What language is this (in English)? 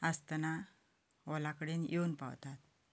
Konkani